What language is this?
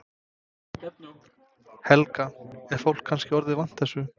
Icelandic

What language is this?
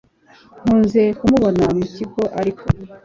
Kinyarwanda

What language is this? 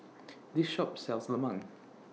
English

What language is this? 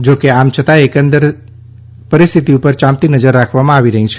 Gujarati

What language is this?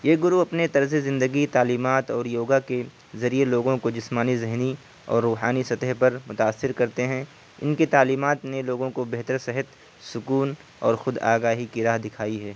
Urdu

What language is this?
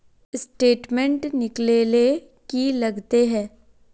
Magahi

